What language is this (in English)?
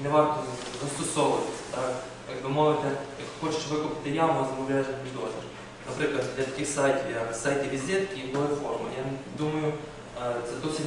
Ukrainian